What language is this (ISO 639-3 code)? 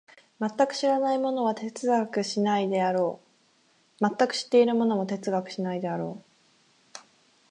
jpn